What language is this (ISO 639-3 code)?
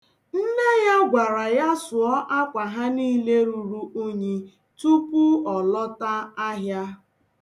ibo